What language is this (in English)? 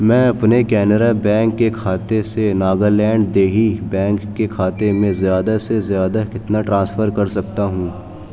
Urdu